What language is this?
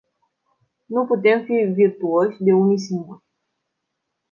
Romanian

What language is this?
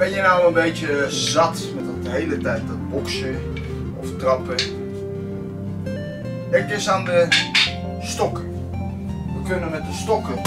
Dutch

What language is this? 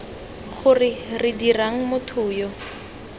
Tswana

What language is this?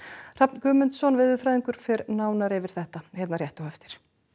Icelandic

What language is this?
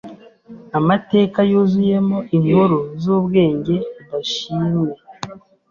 Kinyarwanda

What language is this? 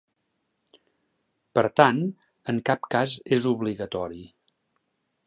Catalan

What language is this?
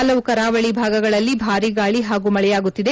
Kannada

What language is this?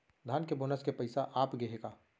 Chhattisgarhi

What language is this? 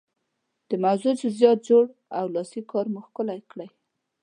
Pashto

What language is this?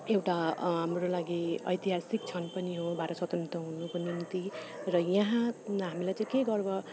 Nepali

